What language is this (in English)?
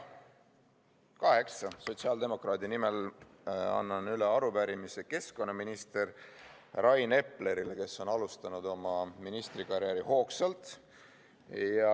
Estonian